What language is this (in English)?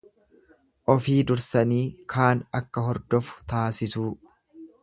Oromo